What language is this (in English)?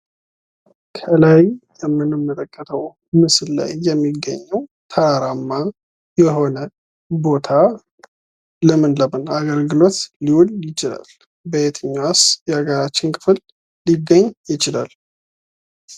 Amharic